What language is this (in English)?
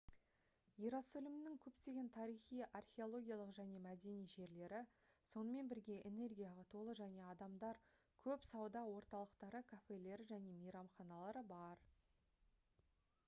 Kazakh